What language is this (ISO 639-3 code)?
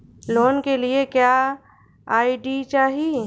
bho